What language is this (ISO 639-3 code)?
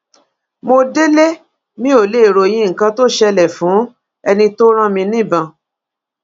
yor